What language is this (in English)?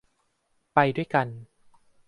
Thai